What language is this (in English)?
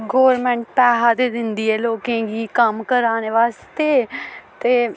Dogri